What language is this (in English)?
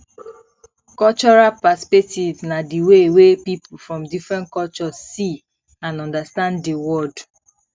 Nigerian Pidgin